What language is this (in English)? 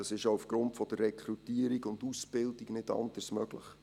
Swiss German